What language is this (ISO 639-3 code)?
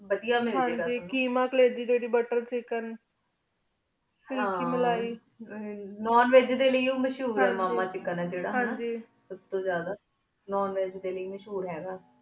pan